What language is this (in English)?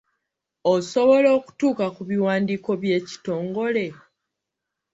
Ganda